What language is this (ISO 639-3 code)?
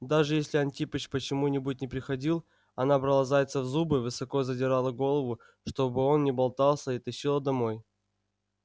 rus